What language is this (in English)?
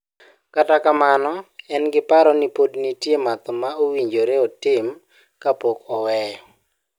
Luo (Kenya and Tanzania)